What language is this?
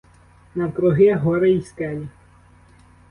Ukrainian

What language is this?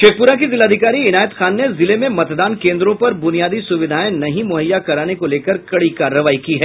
Hindi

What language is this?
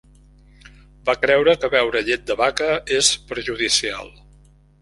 Catalan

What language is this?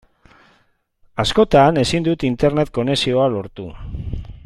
Basque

